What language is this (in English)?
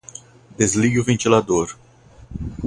Portuguese